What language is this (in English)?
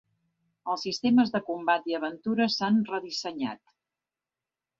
Catalan